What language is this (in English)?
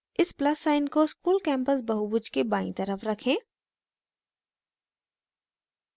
Hindi